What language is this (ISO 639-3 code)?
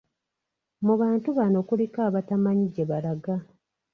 lug